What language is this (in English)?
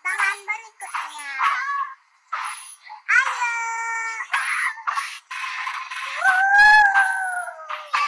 Indonesian